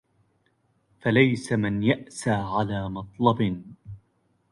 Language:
Arabic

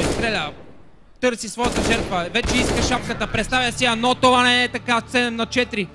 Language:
Bulgarian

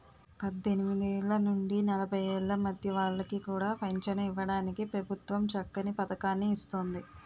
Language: Telugu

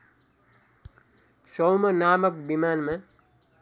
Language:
Nepali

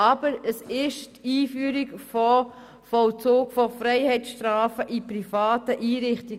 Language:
Swiss German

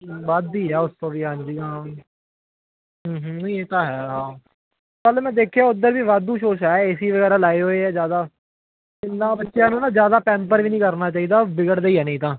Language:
Punjabi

